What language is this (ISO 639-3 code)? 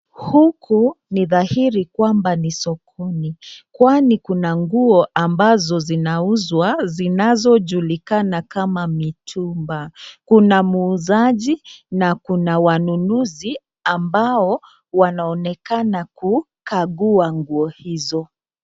swa